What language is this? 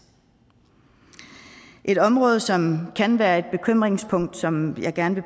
Danish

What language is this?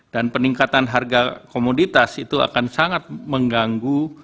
Indonesian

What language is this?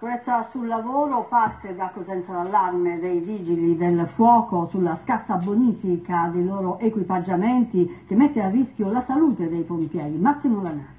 Italian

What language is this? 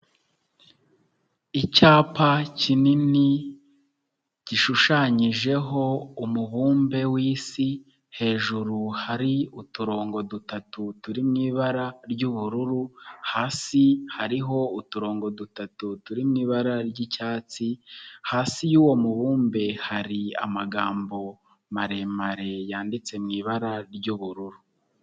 Kinyarwanda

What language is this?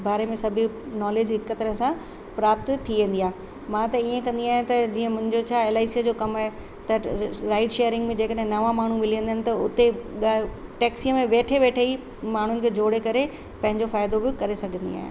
Sindhi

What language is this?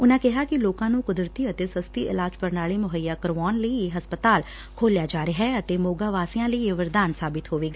Punjabi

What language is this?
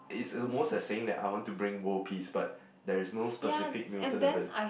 English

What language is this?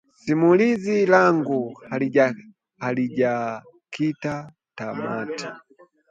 Swahili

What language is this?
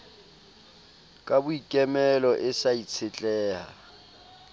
Southern Sotho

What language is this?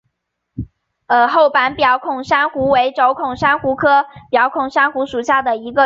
Chinese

